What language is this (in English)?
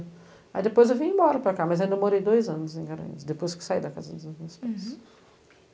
Portuguese